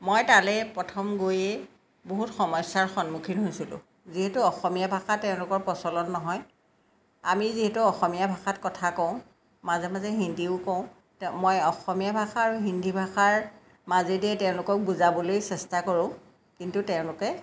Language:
Assamese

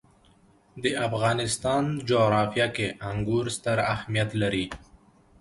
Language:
Pashto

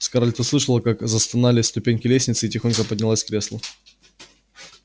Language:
Russian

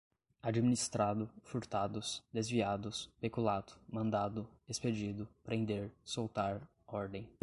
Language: Portuguese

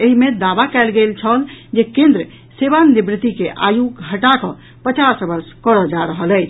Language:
Maithili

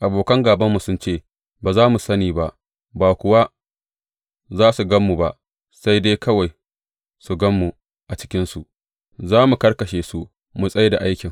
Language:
Hausa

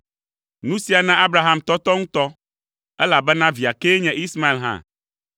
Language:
Ewe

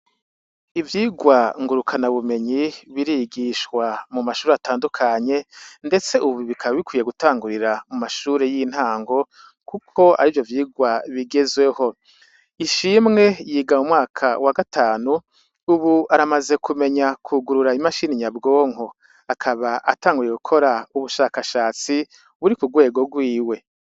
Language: Rundi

